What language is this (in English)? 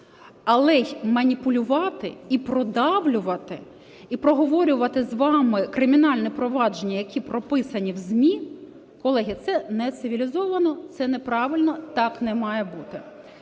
Ukrainian